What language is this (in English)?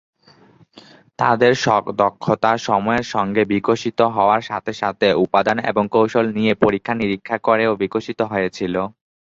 Bangla